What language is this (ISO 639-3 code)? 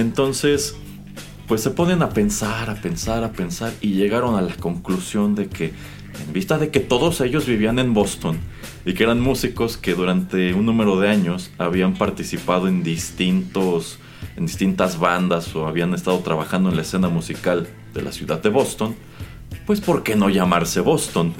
spa